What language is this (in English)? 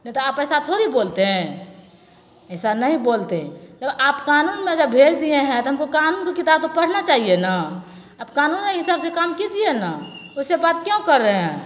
Maithili